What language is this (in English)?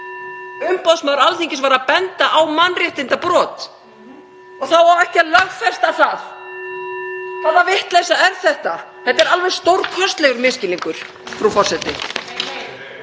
Icelandic